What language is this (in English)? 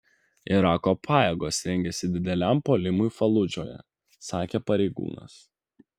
Lithuanian